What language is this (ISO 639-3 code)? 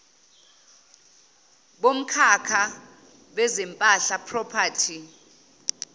zul